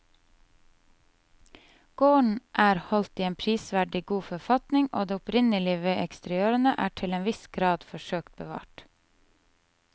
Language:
Norwegian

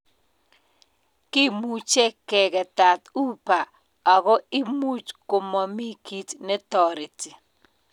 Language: Kalenjin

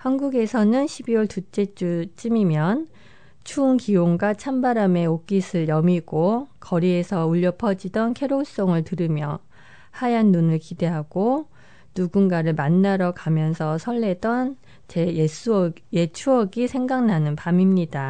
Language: Korean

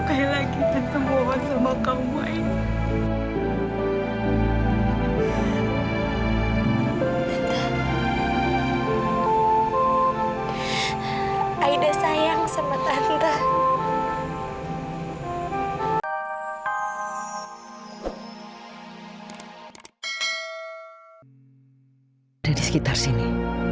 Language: Indonesian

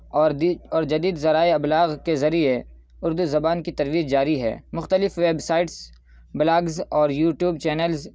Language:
Urdu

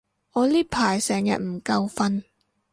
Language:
Cantonese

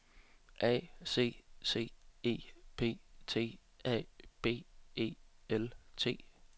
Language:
Danish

